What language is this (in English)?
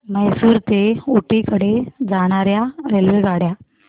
Marathi